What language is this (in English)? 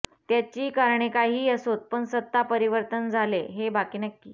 Marathi